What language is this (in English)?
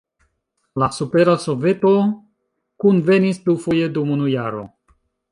Esperanto